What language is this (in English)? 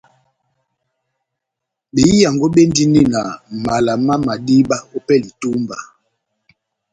Batanga